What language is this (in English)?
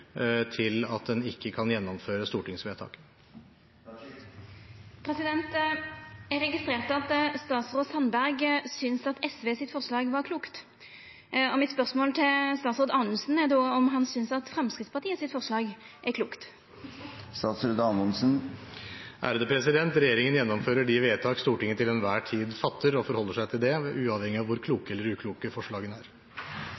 Norwegian